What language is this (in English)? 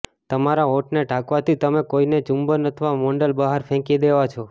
Gujarati